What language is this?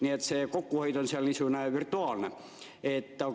Estonian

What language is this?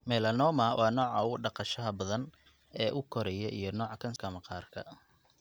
Somali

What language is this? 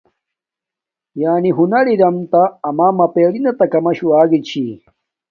Domaaki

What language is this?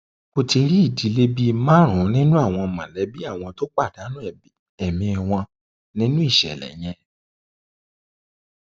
Yoruba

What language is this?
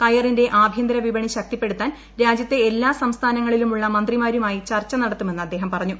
Malayalam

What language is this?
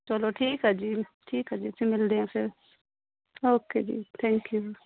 Punjabi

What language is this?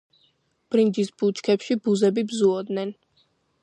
Georgian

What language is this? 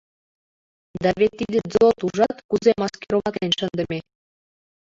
Mari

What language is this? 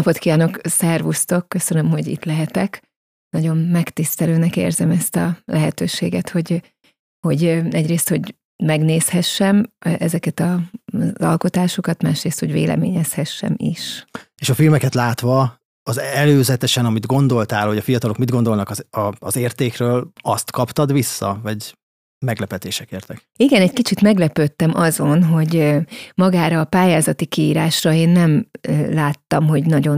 Hungarian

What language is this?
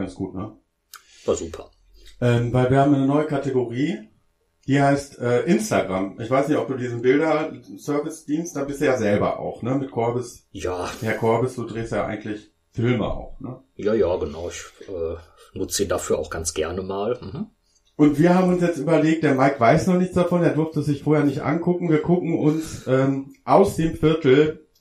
German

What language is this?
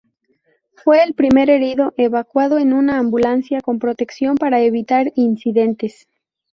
Spanish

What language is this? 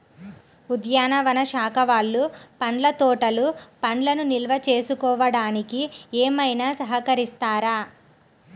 Telugu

